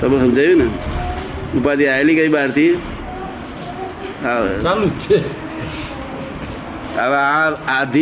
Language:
Gujarati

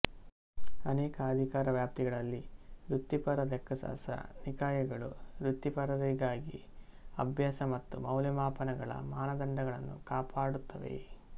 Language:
Kannada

